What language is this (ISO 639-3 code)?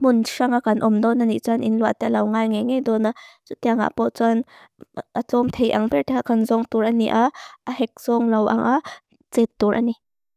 lus